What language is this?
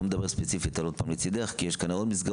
Hebrew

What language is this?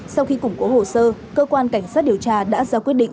Vietnamese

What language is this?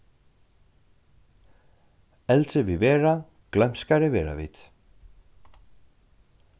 Faroese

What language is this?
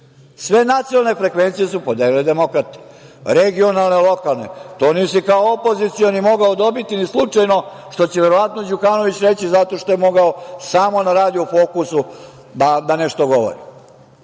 Serbian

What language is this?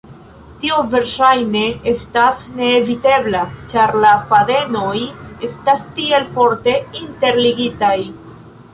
Esperanto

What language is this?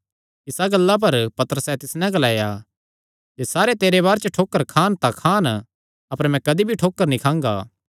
Kangri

